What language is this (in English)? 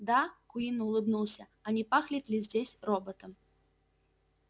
Russian